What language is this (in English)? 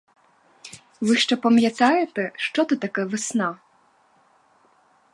Ukrainian